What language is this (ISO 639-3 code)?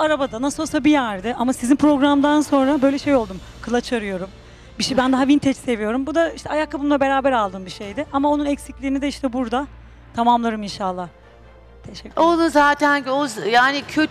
tur